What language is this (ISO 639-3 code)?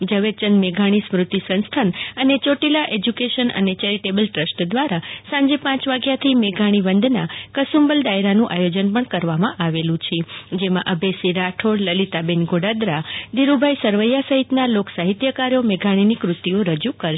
guj